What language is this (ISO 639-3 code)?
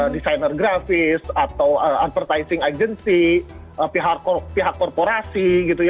ind